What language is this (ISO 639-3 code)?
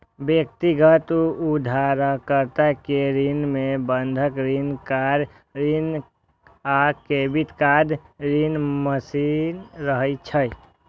mai